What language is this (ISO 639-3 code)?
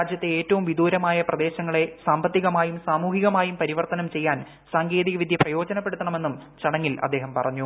mal